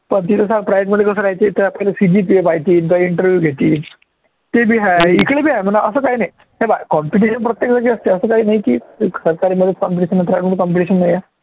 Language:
Marathi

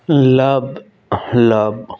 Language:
Punjabi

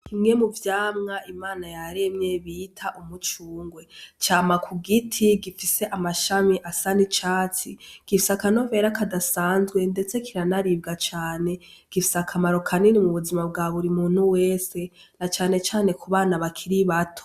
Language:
Rundi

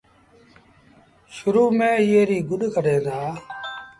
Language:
Sindhi Bhil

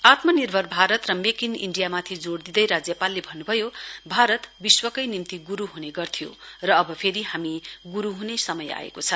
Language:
Nepali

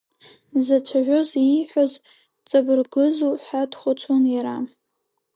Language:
Abkhazian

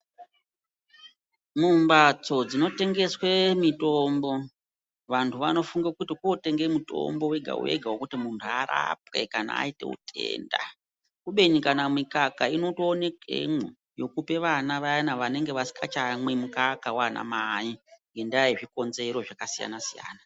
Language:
Ndau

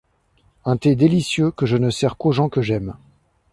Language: French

